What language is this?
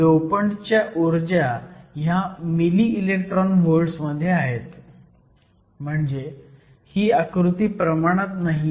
Marathi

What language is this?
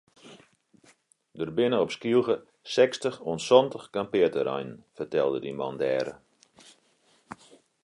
Western Frisian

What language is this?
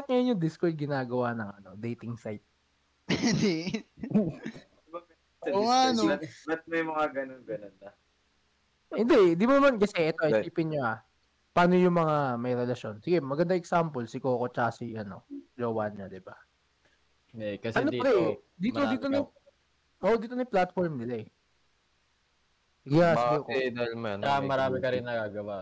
Filipino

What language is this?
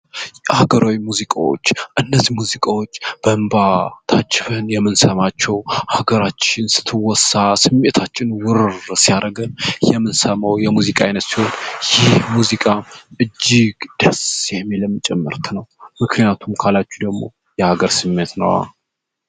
Amharic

